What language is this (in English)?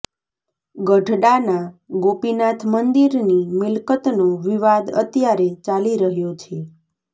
Gujarati